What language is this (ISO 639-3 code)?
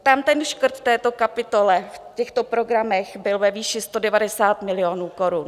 ces